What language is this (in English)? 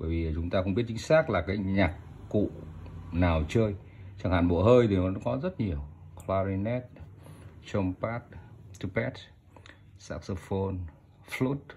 Vietnamese